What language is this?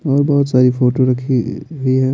Hindi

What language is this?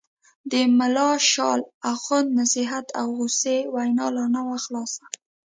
Pashto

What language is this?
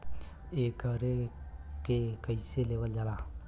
Bhojpuri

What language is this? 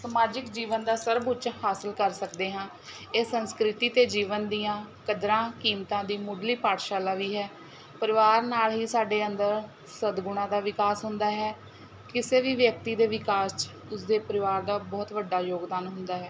Punjabi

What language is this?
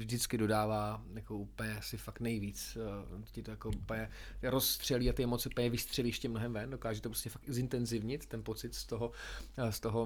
Czech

